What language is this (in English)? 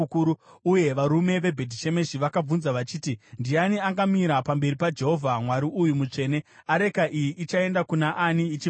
Shona